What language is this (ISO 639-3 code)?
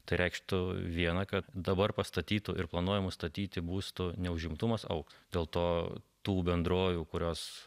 lit